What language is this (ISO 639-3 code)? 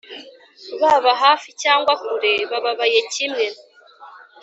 kin